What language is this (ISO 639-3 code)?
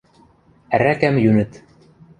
mrj